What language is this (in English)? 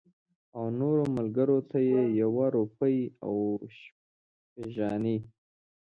Pashto